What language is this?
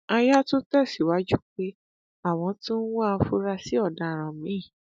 Yoruba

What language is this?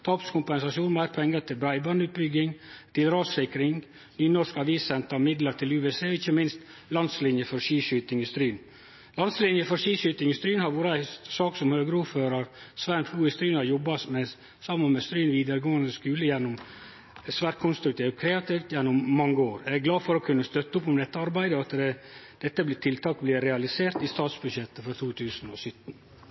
Norwegian Nynorsk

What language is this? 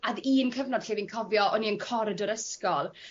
Welsh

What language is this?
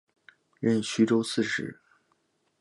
Chinese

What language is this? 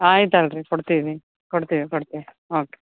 Kannada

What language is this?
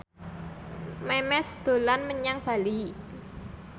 Javanese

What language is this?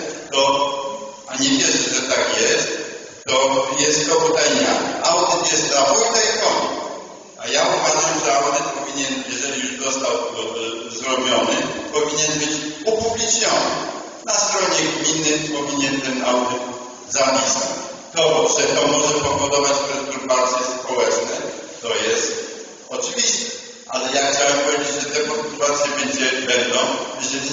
Polish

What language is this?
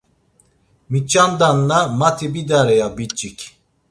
Laz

